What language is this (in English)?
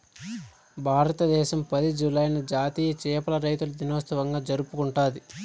Telugu